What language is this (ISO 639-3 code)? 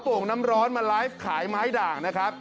tha